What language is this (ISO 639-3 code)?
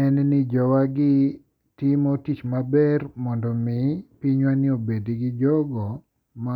luo